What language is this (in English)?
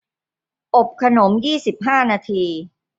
Thai